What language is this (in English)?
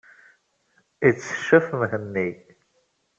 Kabyle